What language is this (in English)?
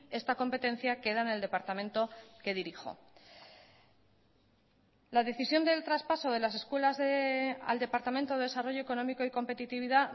Spanish